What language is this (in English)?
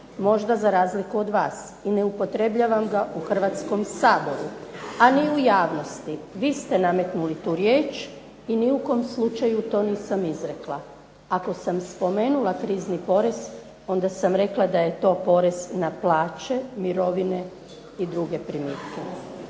Croatian